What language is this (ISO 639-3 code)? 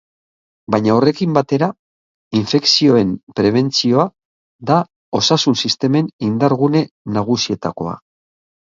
eus